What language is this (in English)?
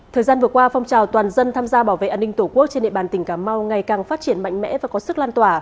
Vietnamese